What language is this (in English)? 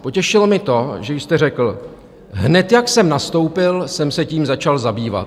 Czech